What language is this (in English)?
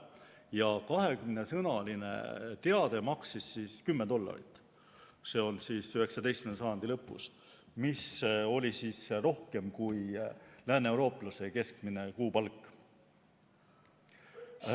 Estonian